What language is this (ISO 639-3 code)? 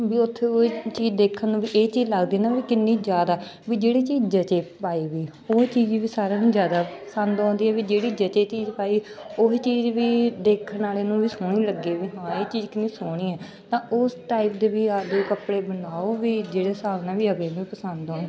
pan